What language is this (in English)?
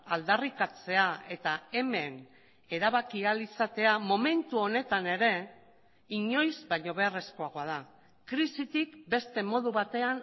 Basque